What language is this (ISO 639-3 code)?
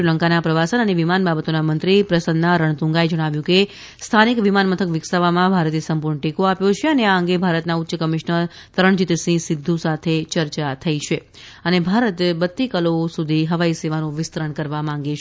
guj